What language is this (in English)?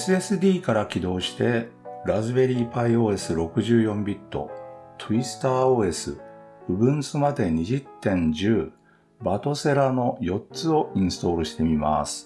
Japanese